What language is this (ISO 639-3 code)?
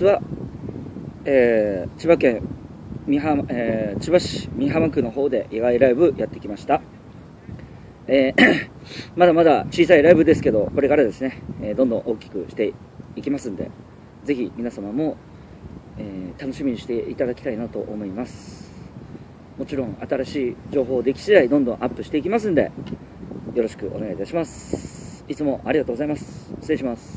jpn